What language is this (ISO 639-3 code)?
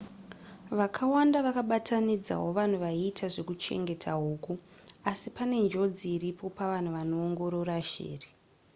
sna